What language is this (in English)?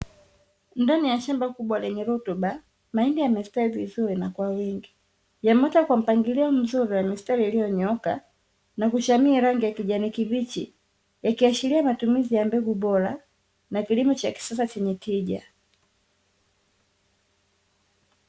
Swahili